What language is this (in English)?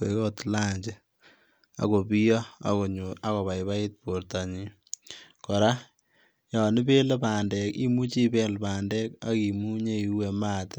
Kalenjin